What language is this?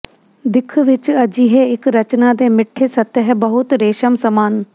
Punjabi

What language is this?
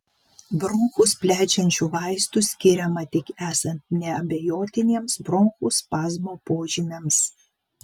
Lithuanian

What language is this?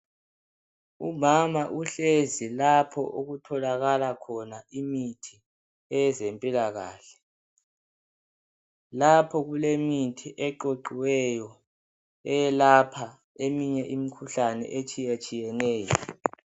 North Ndebele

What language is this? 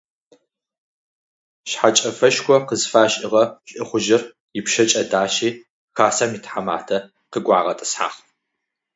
Adyghe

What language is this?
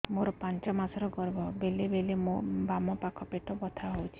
Odia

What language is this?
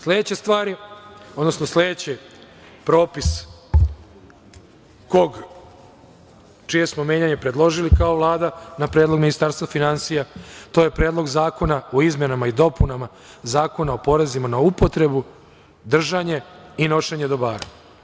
Serbian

